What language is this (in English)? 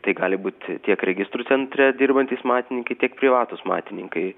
Lithuanian